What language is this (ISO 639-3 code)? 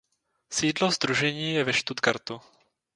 ces